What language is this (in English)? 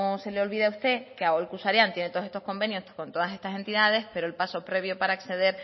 Spanish